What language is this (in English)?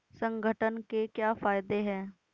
Hindi